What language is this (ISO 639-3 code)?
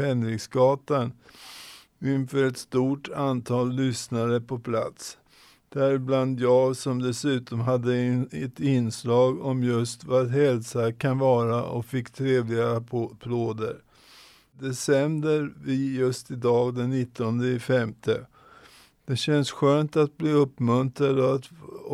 swe